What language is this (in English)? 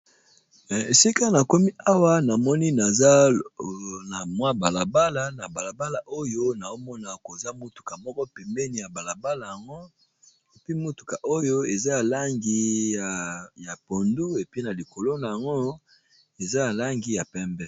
Lingala